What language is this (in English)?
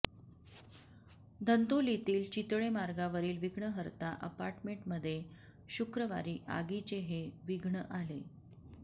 Marathi